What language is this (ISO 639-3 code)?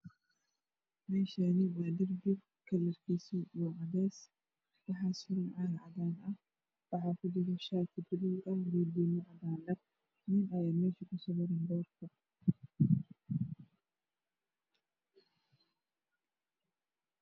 som